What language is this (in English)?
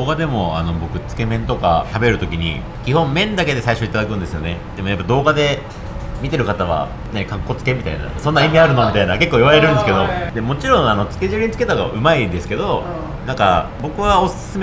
Japanese